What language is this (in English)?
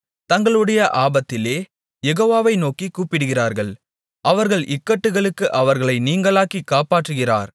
Tamil